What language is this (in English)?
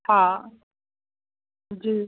Sindhi